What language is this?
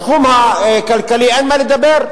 Hebrew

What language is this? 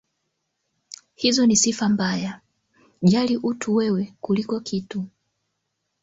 Swahili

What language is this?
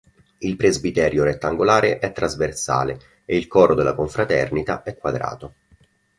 Italian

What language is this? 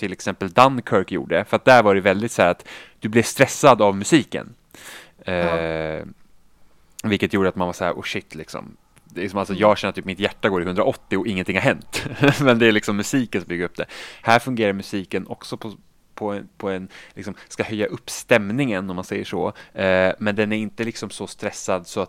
Swedish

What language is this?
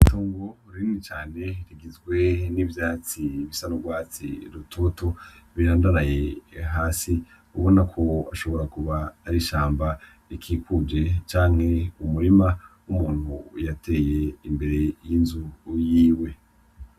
Rundi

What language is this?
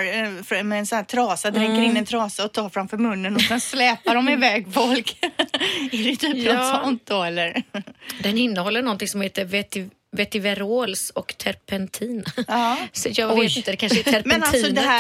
Swedish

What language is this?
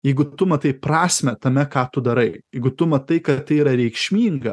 Lithuanian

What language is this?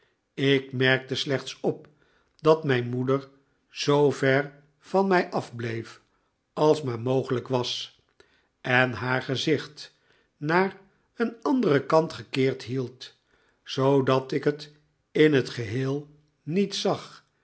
Dutch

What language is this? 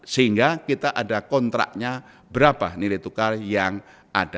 Indonesian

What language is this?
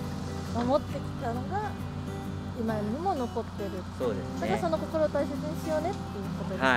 Japanese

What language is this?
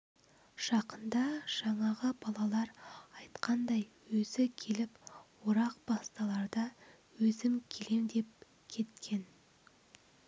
Kazakh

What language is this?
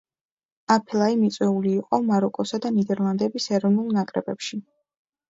Georgian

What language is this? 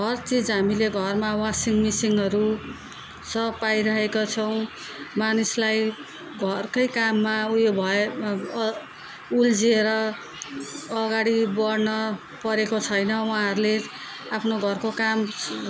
Nepali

